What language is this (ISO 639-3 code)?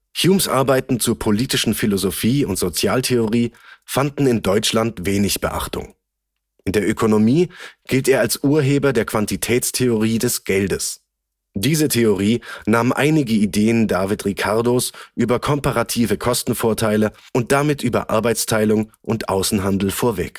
deu